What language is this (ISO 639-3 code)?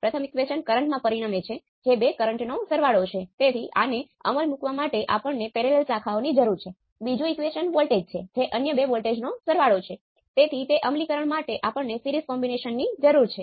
guj